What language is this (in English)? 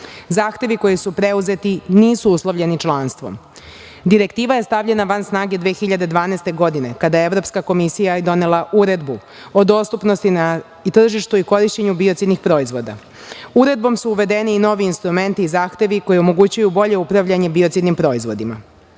Serbian